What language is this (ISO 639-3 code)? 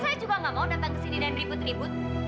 ind